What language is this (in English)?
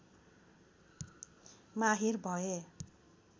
Nepali